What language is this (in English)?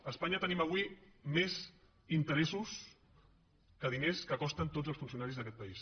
Catalan